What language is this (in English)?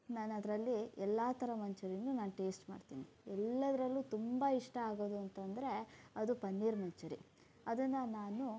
Kannada